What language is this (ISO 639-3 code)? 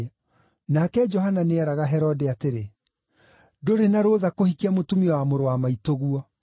kik